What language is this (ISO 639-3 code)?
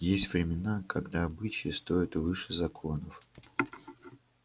rus